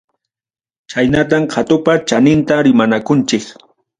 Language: Ayacucho Quechua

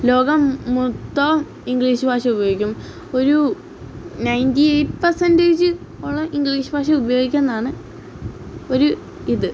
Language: Malayalam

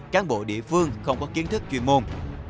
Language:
Vietnamese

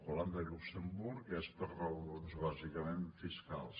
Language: Catalan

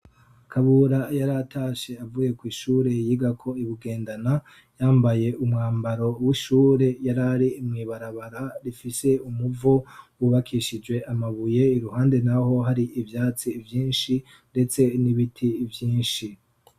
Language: Rundi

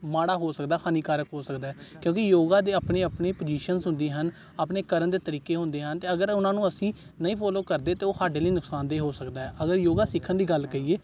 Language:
Punjabi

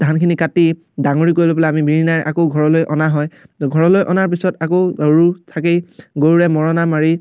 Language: Assamese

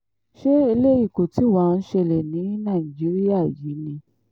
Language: Yoruba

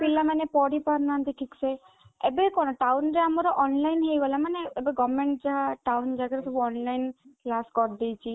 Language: Odia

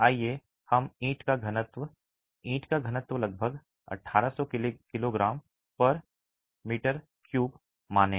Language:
Hindi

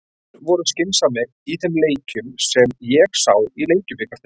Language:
Icelandic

